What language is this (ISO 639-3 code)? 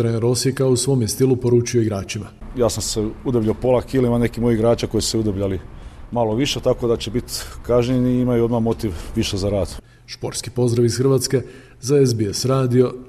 hrv